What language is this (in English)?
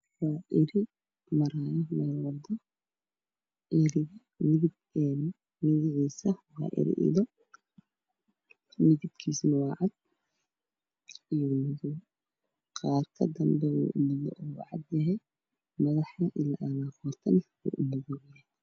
Somali